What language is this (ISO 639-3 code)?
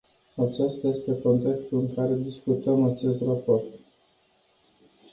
ron